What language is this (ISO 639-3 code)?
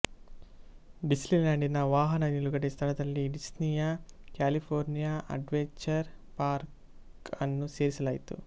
kan